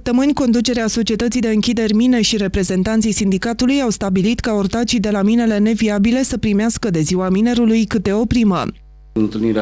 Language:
Romanian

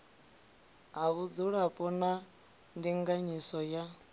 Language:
Venda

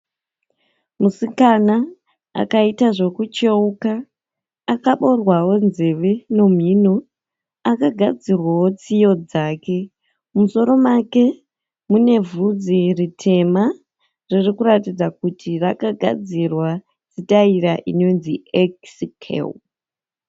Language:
Shona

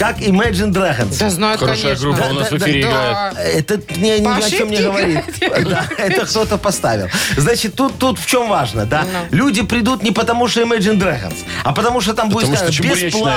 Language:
Russian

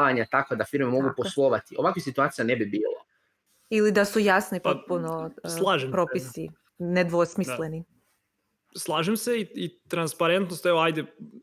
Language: Croatian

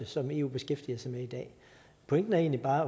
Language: Danish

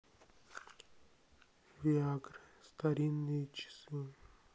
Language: Russian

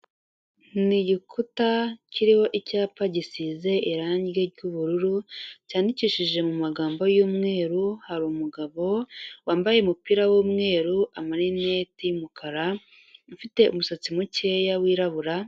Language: Kinyarwanda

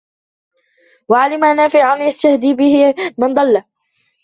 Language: Arabic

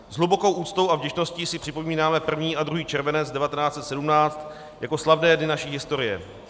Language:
Czech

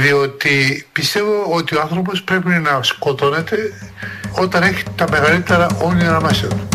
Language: Greek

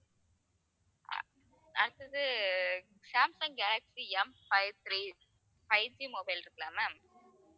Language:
Tamil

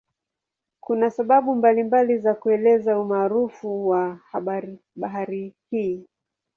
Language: Swahili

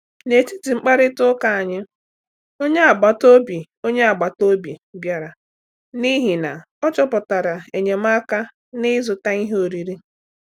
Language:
Igbo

